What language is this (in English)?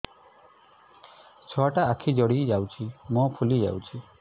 Odia